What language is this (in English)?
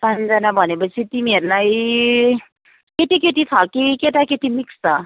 Nepali